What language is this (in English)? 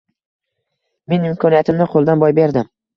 Uzbek